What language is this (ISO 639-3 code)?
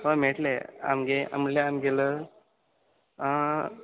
kok